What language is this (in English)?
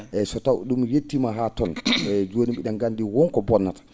Fula